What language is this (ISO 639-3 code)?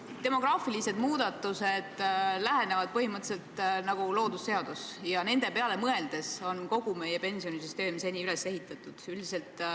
est